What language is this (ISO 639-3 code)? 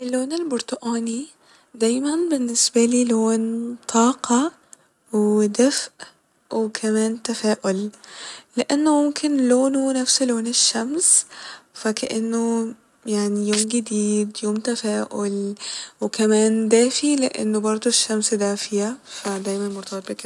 arz